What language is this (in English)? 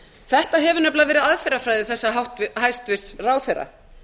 Icelandic